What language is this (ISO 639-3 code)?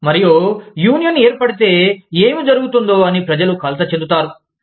tel